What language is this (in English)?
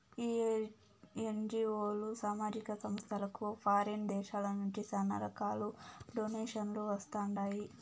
Telugu